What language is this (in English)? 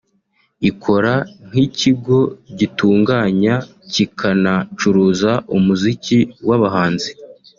Kinyarwanda